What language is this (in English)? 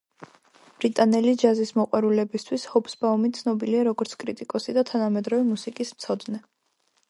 Georgian